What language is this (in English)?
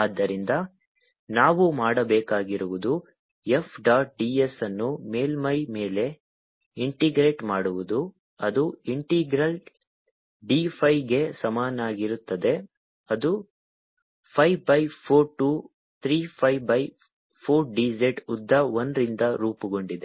Kannada